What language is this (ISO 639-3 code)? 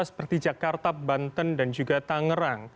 ind